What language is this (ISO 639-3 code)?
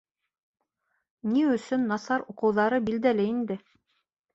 bak